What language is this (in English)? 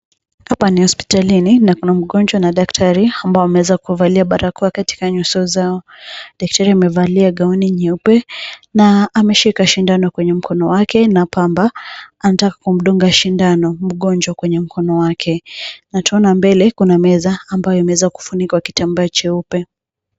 Swahili